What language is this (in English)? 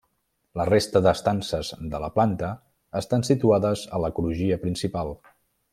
Catalan